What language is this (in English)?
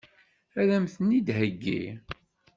Kabyle